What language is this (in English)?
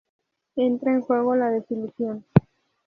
Spanish